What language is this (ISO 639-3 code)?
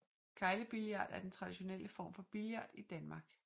dan